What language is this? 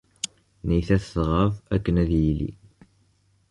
Kabyle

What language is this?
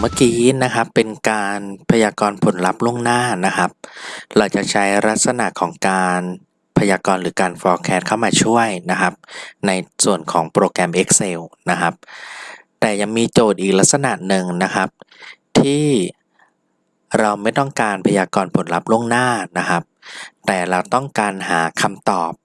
Thai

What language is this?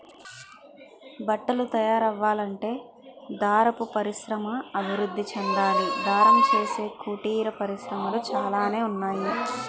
Telugu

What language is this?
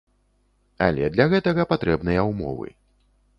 Belarusian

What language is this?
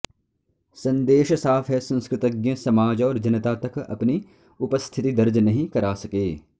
Sanskrit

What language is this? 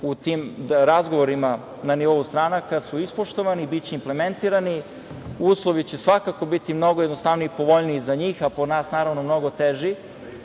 Serbian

